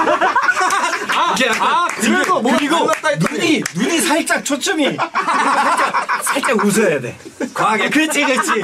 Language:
Korean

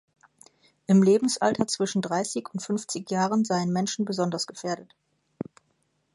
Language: German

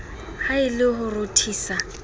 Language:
Southern Sotho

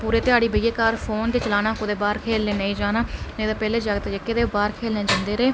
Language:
Dogri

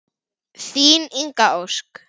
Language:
Icelandic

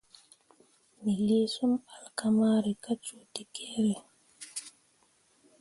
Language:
Mundang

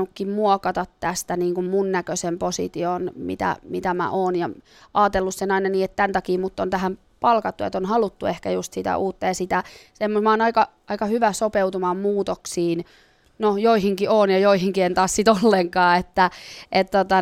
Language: Finnish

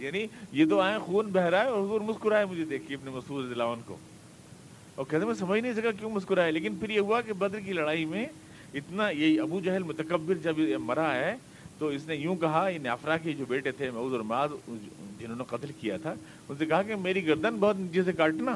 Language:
Urdu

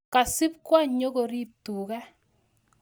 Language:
Kalenjin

